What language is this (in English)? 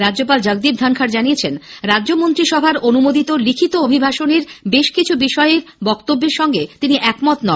Bangla